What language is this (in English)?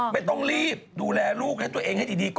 Thai